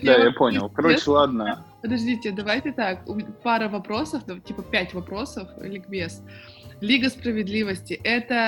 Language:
Russian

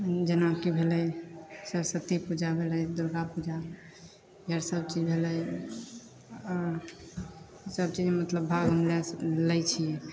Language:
Maithili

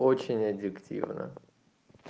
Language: Russian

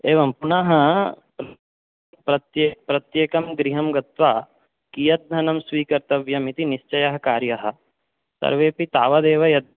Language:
Sanskrit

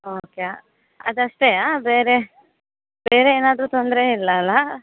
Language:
Kannada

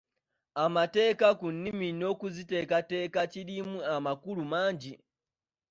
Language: Ganda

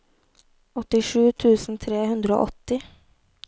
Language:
Norwegian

